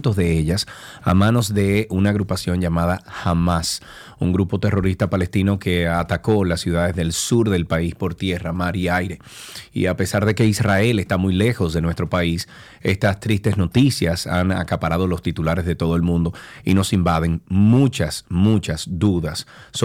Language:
Spanish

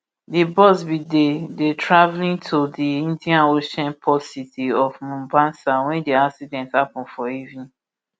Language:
Nigerian Pidgin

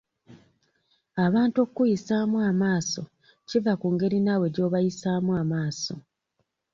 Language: Ganda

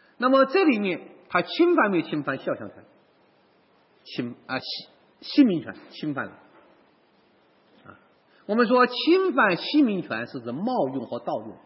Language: Chinese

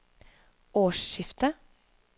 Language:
Norwegian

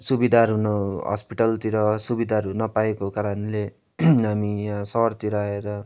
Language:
Nepali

